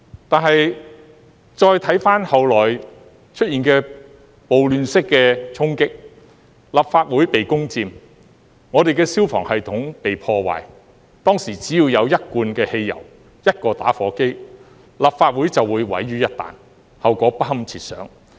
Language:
Cantonese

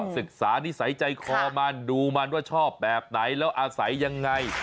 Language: Thai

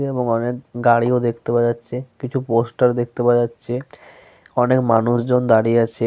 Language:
Bangla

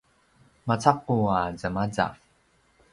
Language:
Paiwan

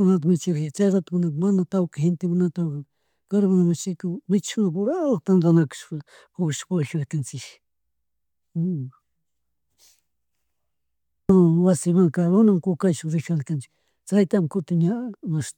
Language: Chimborazo Highland Quichua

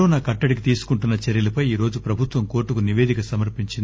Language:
Telugu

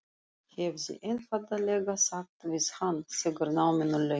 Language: Icelandic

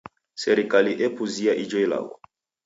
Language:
Taita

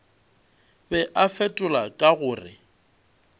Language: Northern Sotho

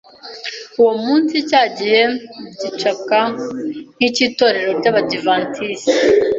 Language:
Kinyarwanda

